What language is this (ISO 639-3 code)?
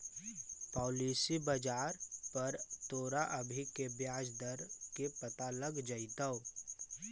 mag